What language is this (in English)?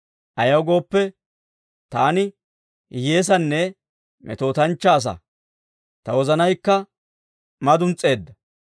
Dawro